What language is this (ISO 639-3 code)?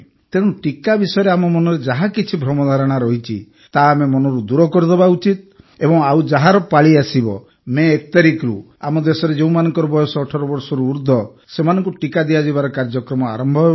ori